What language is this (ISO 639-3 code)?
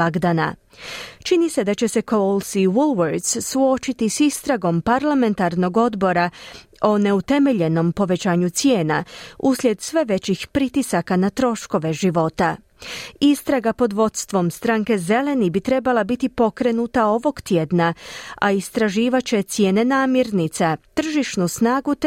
hrv